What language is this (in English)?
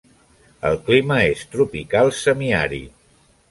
Catalan